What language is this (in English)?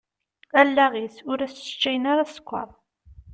Kabyle